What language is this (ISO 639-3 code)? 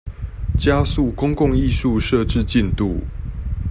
zho